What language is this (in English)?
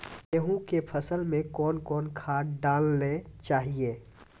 Maithili